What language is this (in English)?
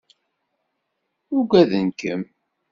Kabyle